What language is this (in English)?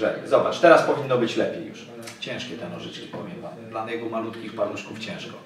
Polish